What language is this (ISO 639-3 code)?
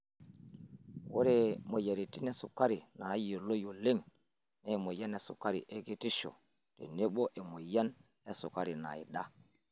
mas